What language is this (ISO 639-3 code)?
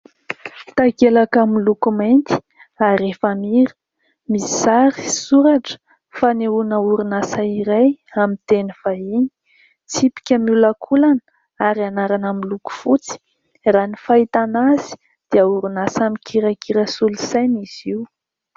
mlg